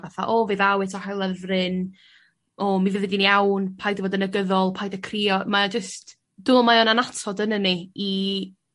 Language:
Welsh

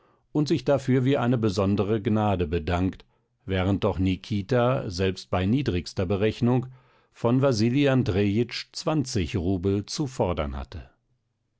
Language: German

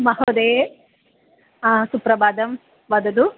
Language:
Sanskrit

